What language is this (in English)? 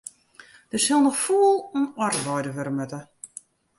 Western Frisian